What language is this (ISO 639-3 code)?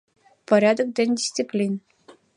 chm